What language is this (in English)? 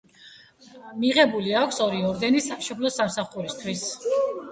Georgian